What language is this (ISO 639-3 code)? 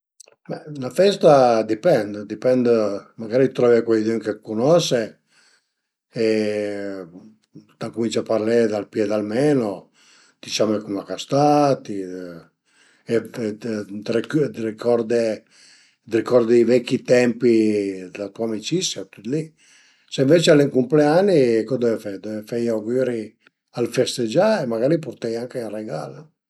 pms